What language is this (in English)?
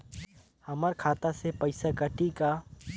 Chhattisgarhi